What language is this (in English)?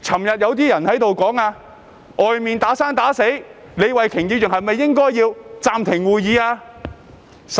Cantonese